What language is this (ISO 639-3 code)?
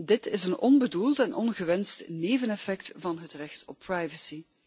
nld